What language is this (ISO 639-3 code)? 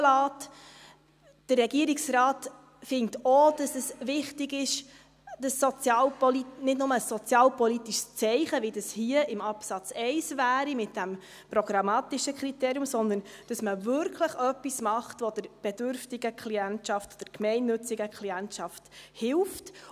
gsw